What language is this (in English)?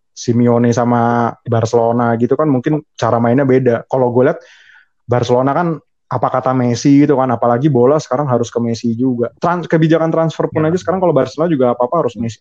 Indonesian